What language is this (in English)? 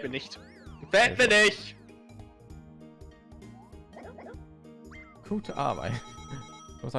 German